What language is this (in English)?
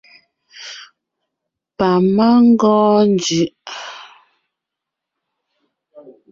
Ngiemboon